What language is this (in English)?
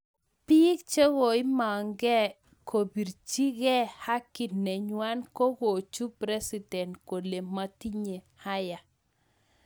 Kalenjin